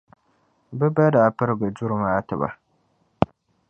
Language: Dagbani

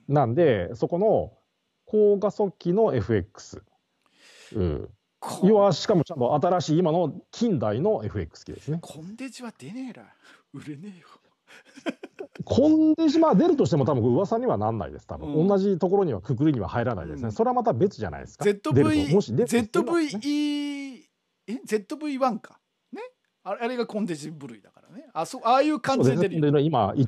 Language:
Japanese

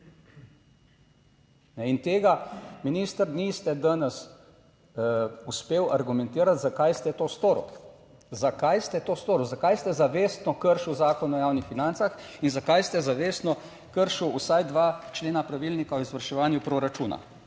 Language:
Slovenian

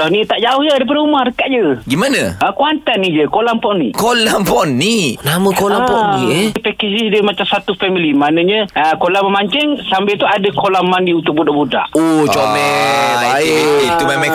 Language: Malay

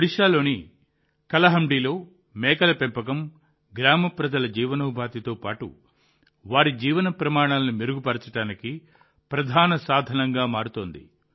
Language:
Telugu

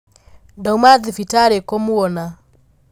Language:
Kikuyu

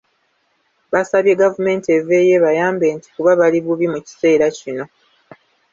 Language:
Ganda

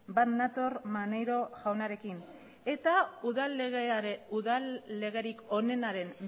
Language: Basque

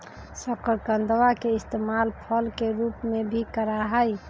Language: Magahi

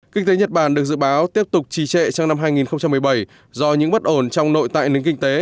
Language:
Vietnamese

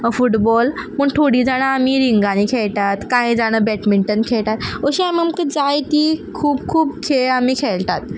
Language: Konkani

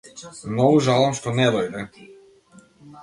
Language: Macedonian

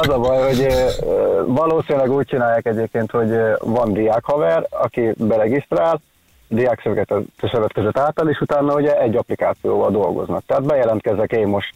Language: Hungarian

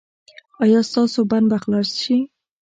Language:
Pashto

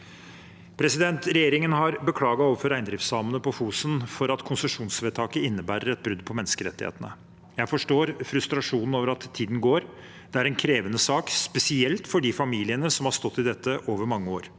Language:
Norwegian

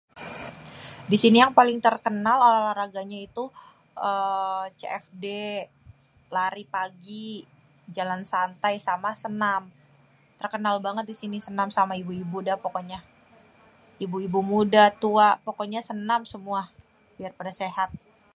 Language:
Betawi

